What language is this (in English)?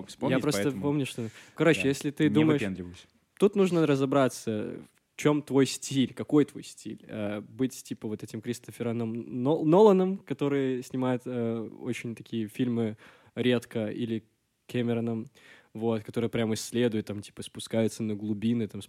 Russian